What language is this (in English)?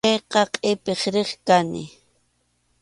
Arequipa-La Unión Quechua